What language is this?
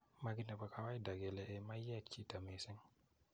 Kalenjin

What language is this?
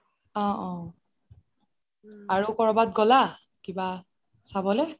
Assamese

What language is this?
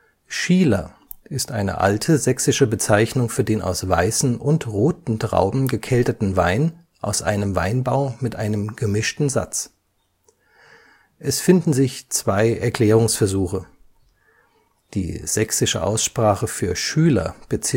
German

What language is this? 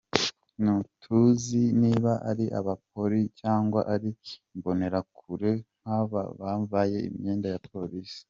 Kinyarwanda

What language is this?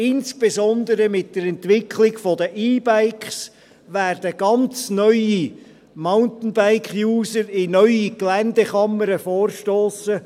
Swiss German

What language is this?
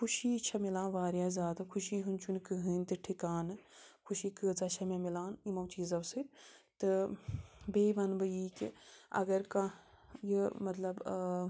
Kashmiri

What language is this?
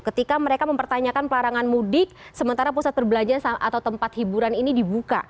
Indonesian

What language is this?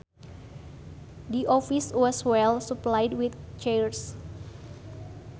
Sundanese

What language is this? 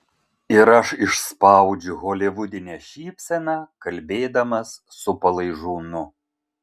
Lithuanian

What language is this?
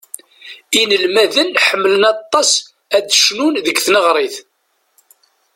Kabyle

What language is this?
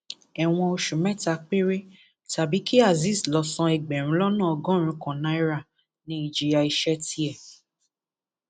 Yoruba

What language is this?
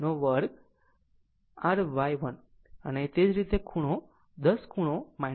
Gujarati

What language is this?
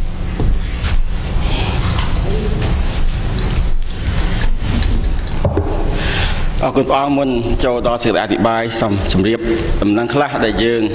Thai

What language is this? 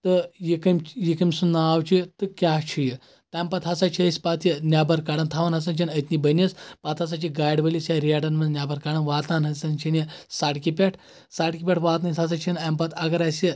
Kashmiri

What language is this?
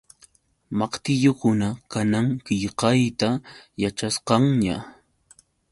Yauyos Quechua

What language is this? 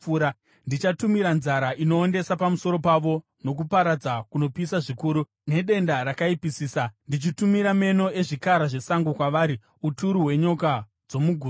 Shona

